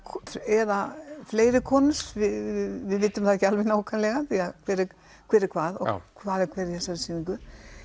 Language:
Icelandic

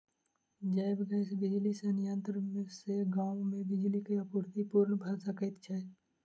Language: Maithili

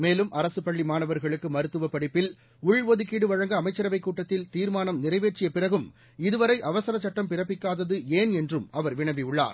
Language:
Tamil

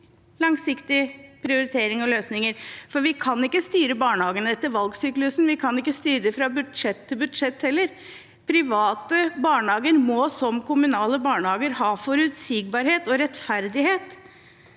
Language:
Norwegian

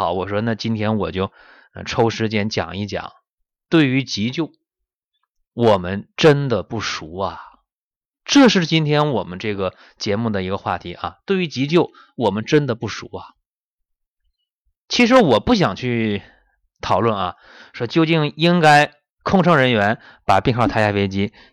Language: Chinese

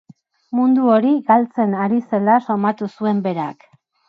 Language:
Basque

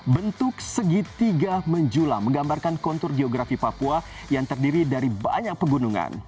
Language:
Indonesian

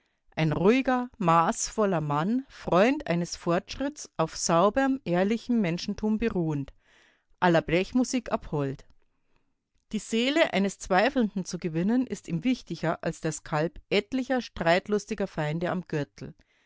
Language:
German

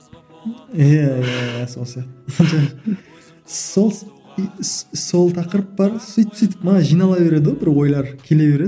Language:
Kazakh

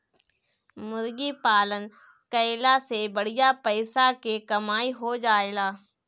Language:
Bhojpuri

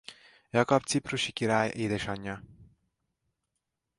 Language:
Hungarian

